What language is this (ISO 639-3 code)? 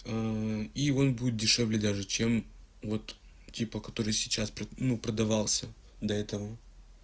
rus